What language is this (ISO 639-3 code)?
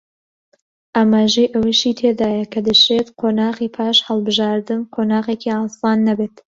ckb